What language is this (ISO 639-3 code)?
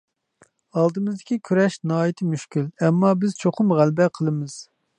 uig